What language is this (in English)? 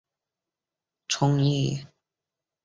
Chinese